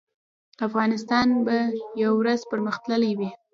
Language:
Pashto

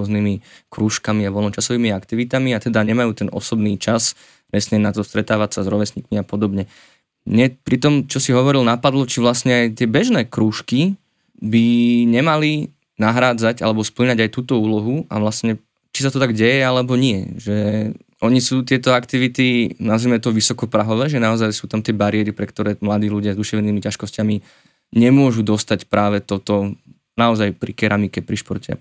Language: Slovak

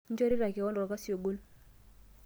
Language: Masai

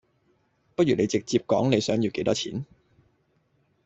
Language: Cantonese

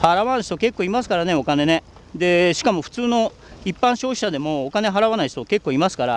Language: Japanese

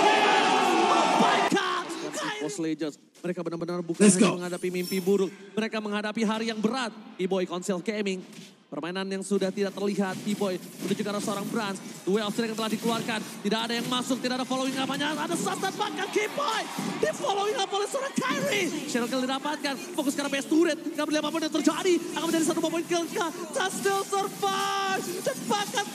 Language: Indonesian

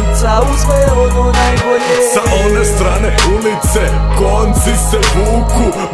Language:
Russian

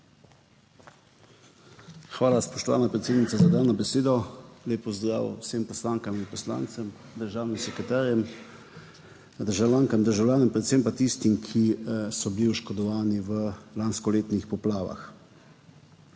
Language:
Slovenian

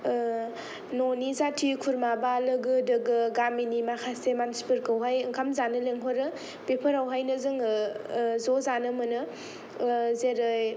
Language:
Bodo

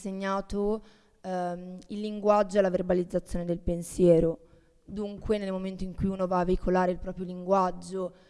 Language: Italian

